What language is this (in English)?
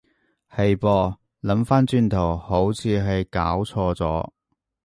Cantonese